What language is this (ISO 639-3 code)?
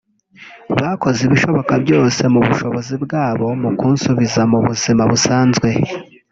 kin